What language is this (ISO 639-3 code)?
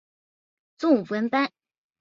zho